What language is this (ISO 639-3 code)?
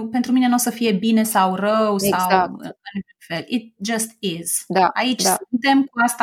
ron